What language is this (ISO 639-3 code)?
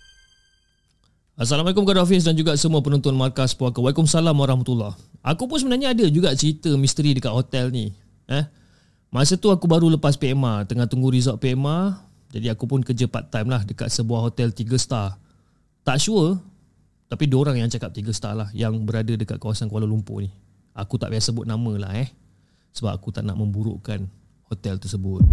msa